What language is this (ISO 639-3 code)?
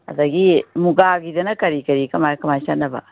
mni